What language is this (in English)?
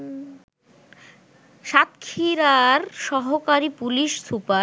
Bangla